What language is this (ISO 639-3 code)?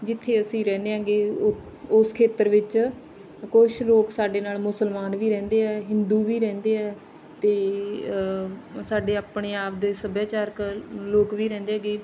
pan